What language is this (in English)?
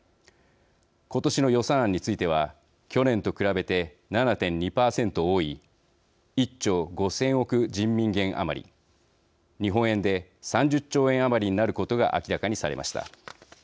Japanese